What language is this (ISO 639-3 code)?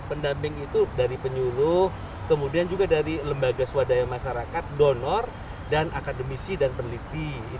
ind